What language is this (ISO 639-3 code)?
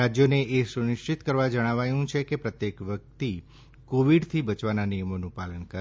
guj